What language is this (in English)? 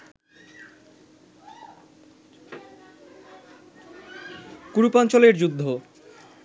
Bangla